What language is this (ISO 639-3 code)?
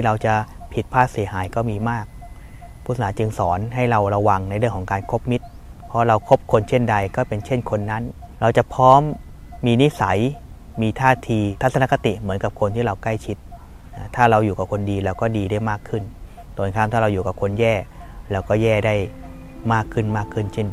tha